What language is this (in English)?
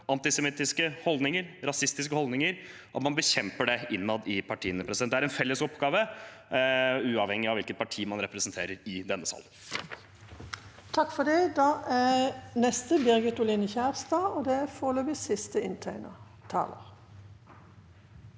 Norwegian